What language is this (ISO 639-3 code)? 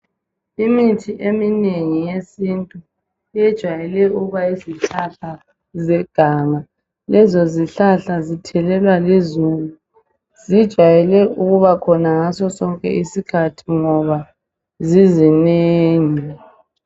nde